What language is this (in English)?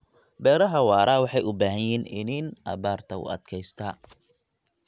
Somali